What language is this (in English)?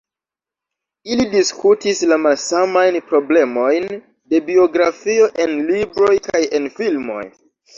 Esperanto